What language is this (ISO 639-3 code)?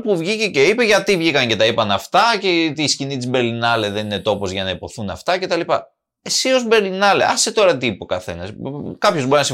ell